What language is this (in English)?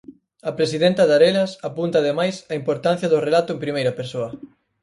Galician